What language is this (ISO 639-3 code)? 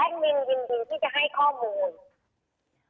tha